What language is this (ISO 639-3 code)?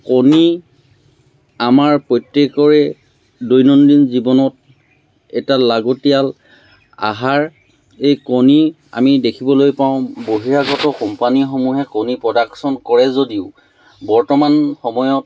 asm